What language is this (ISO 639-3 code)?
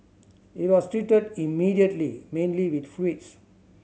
eng